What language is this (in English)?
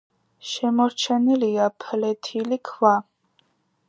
Georgian